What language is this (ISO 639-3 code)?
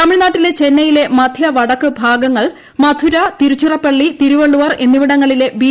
mal